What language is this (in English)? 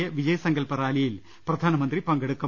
Malayalam